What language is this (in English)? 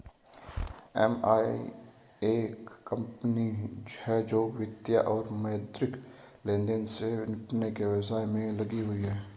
Hindi